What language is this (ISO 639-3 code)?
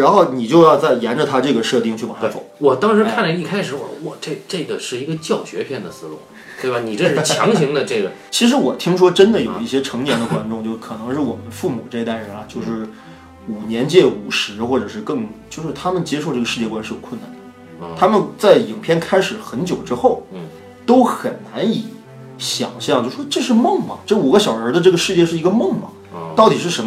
zho